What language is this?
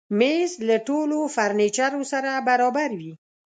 Pashto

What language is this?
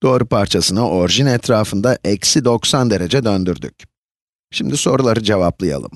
Turkish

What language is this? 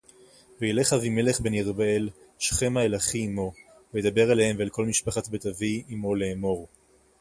Hebrew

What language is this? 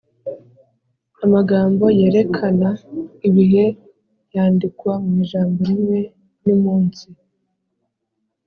Kinyarwanda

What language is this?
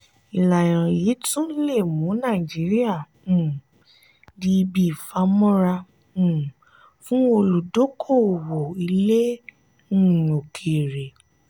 Yoruba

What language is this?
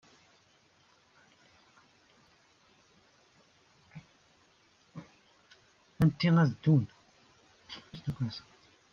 Kabyle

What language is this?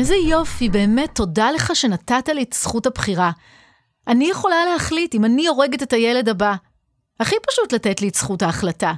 Hebrew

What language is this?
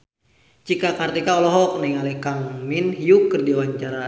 Sundanese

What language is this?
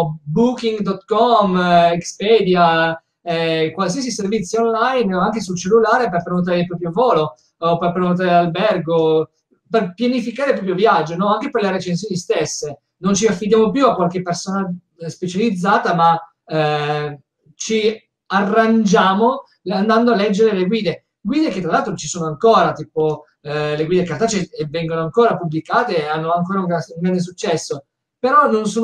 Italian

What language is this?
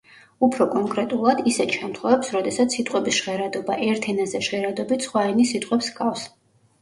Georgian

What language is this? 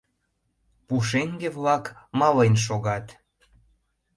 Mari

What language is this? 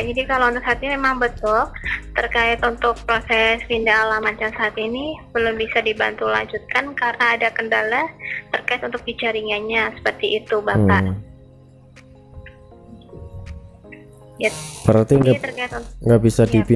Indonesian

